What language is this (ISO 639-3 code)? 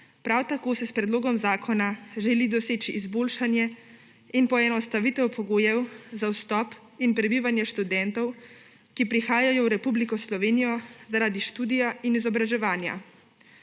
slv